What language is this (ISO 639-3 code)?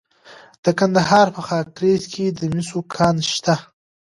pus